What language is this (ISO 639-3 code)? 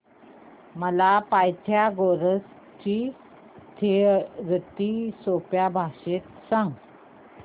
mar